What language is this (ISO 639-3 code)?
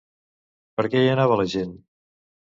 cat